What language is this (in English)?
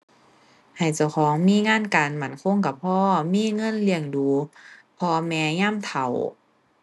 Thai